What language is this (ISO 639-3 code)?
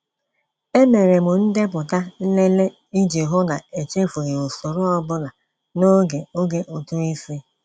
ibo